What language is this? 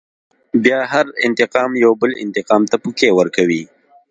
Pashto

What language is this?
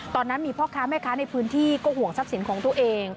Thai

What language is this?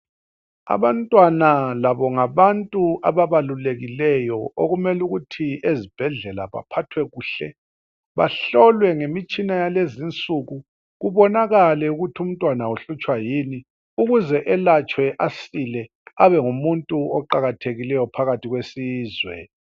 North Ndebele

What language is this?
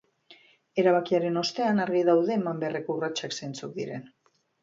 Basque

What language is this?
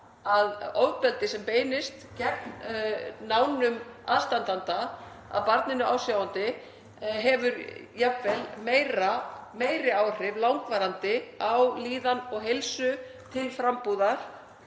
Icelandic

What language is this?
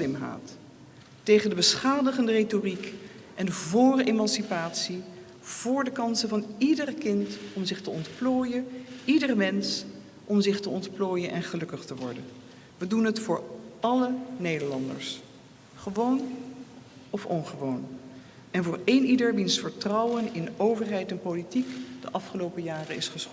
Dutch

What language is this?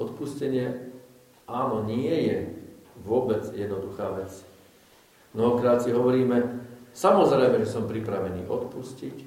Slovak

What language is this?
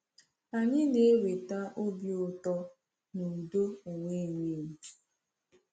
Igbo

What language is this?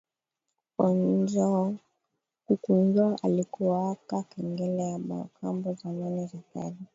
Swahili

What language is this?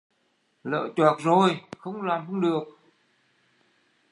Vietnamese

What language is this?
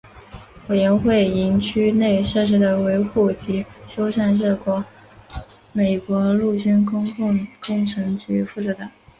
Chinese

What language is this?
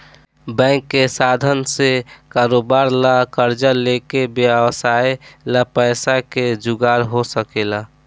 Bhojpuri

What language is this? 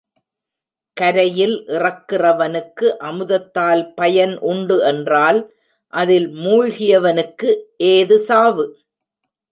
Tamil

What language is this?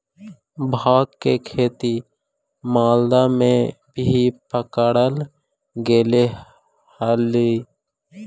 Magahi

